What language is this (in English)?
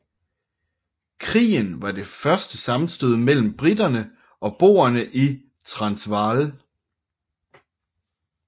Danish